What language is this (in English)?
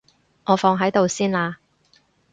Cantonese